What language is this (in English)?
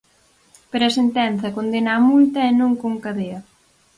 Galician